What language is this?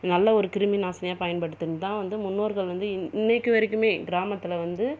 Tamil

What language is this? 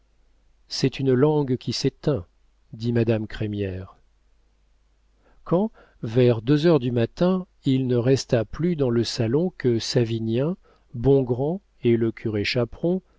French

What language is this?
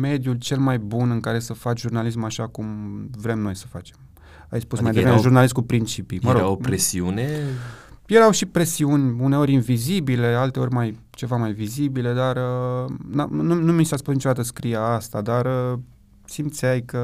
Romanian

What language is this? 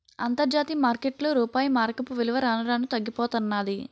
Telugu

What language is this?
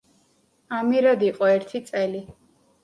Georgian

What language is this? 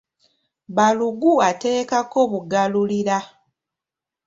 Ganda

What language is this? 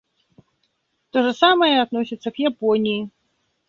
Russian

